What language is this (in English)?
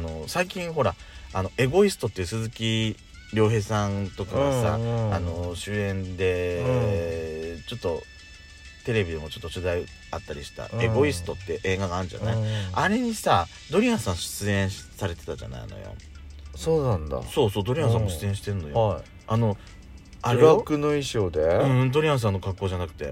Japanese